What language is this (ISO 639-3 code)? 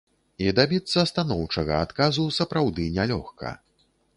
bel